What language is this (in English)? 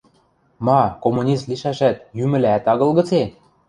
Western Mari